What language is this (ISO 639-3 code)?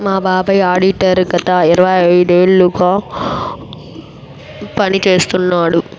tel